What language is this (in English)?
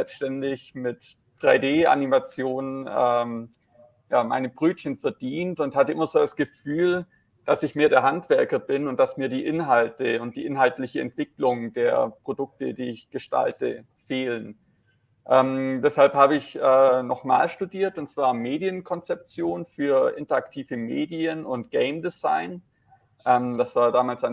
German